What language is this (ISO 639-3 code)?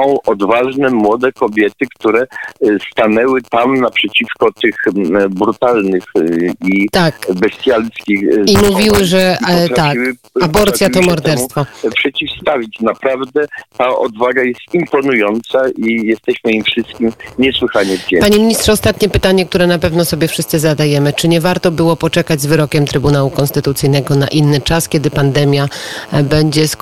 pol